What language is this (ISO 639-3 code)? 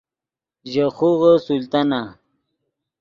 ydg